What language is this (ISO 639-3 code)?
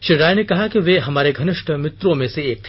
hin